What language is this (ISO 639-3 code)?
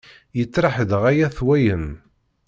kab